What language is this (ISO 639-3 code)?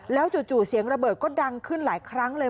tha